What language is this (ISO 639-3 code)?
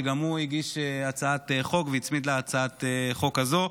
heb